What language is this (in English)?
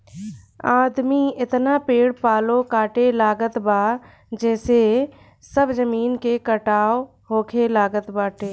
Bhojpuri